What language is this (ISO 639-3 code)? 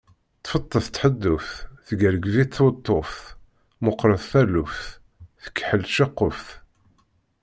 kab